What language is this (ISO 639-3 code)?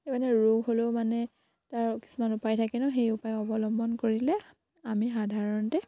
asm